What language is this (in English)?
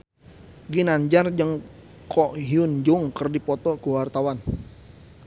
Sundanese